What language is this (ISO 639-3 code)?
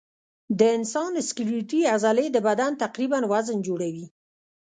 pus